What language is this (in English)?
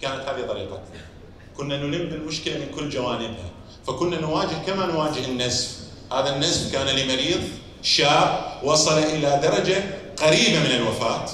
Arabic